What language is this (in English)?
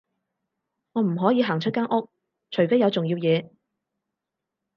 Cantonese